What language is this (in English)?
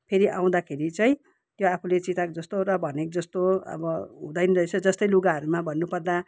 Nepali